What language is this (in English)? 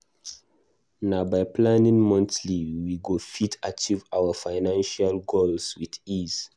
Nigerian Pidgin